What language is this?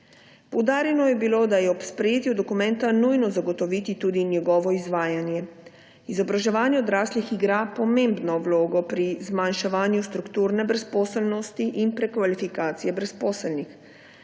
Slovenian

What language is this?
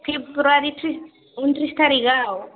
Bodo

